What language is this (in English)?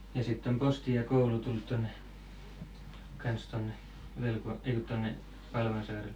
Finnish